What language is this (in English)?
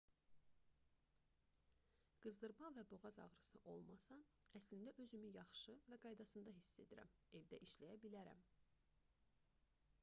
Azerbaijani